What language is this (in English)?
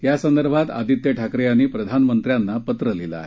Marathi